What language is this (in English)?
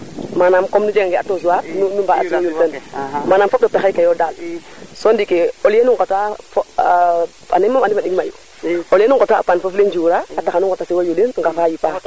Serer